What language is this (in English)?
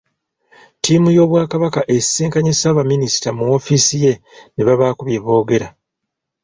Ganda